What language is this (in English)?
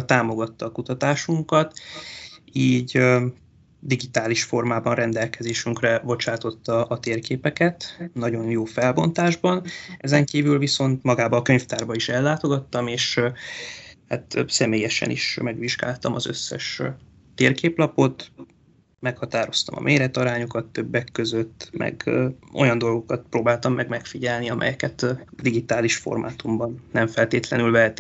Hungarian